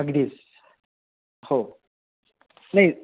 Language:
Marathi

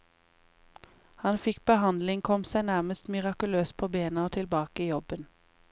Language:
Norwegian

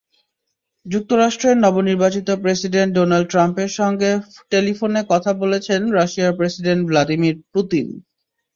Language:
Bangla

